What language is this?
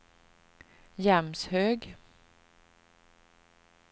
Swedish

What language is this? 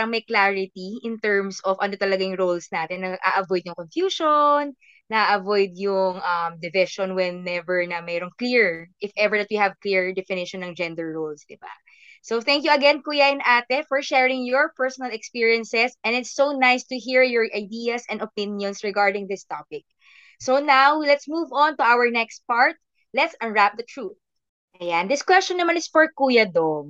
Filipino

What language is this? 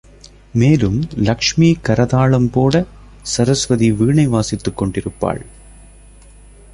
Tamil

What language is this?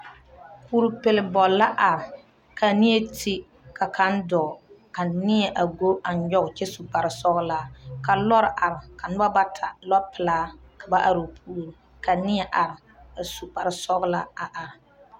Southern Dagaare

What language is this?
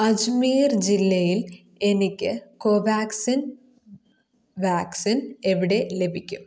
Malayalam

